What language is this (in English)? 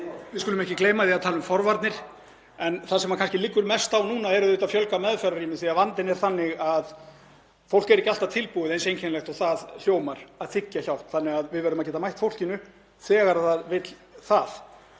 Icelandic